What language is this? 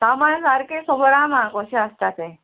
Konkani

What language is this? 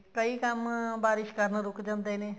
Punjabi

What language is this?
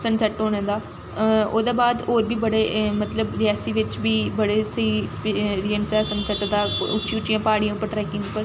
Dogri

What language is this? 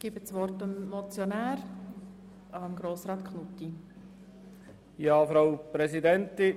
Swiss German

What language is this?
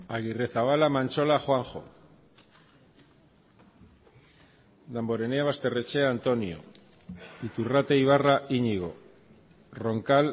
Basque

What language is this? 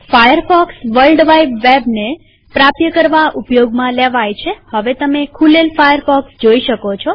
Gujarati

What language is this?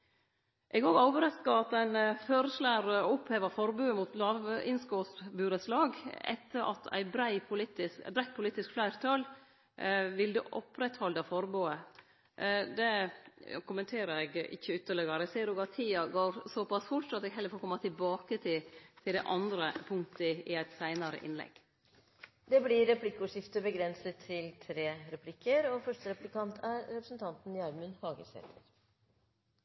Norwegian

